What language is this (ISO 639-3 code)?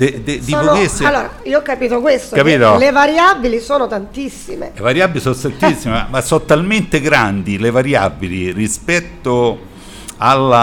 ita